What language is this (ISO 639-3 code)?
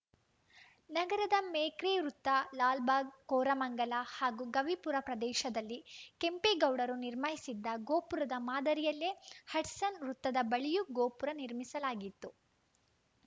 kan